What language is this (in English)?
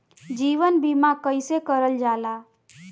Bhojpuri